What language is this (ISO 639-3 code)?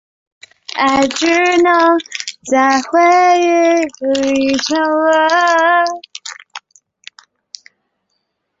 zho